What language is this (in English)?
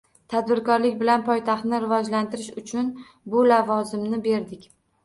Uzbek